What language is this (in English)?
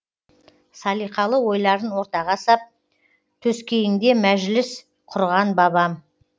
Kazakh